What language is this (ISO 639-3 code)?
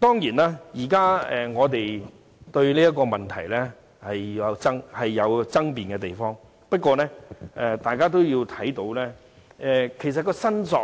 yue